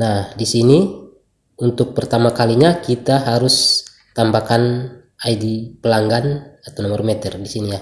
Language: Indonesian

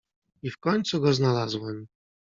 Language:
Polish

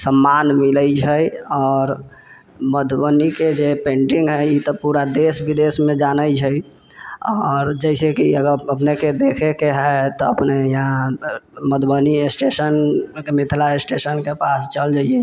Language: Maithili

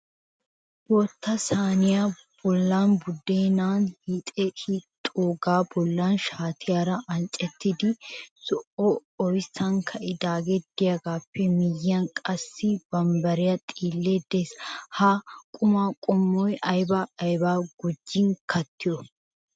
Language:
Wolaytta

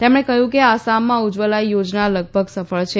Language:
Gujarati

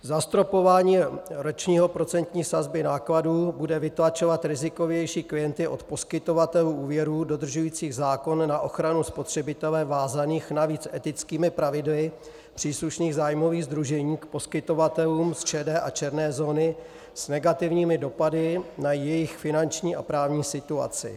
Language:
Czech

